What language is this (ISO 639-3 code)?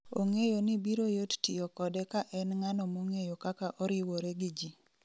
luo